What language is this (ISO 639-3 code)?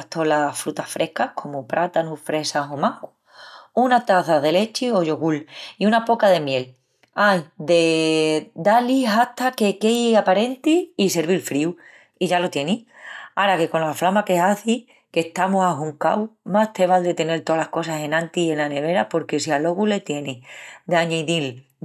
ext